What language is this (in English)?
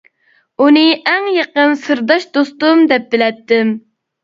Uyghur